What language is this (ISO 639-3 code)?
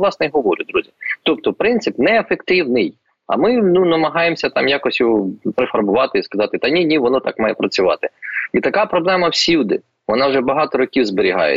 ukr